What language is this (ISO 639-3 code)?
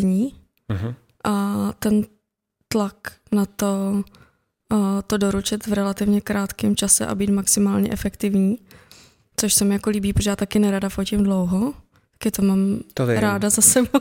ces